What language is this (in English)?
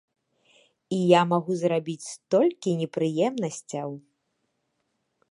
Belarusian